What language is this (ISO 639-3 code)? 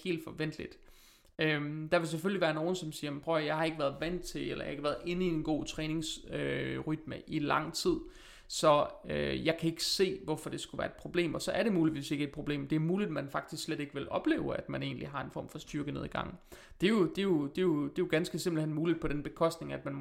dan